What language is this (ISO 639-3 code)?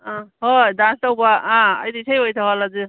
mni